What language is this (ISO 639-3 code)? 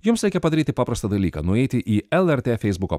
lit